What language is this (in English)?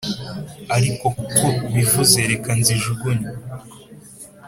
Kinyarwanda